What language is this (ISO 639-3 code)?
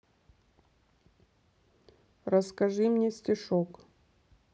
rus